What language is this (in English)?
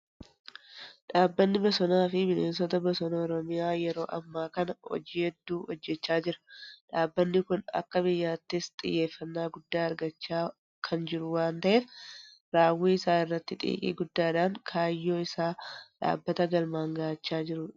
Oromo